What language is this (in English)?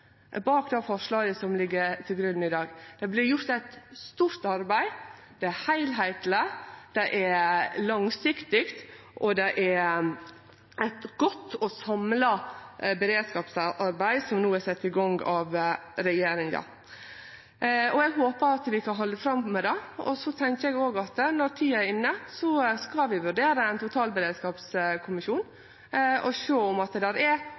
Norwegian Nynorsk